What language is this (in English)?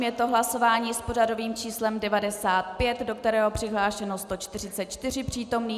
Czech